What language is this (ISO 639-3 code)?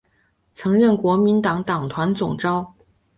zho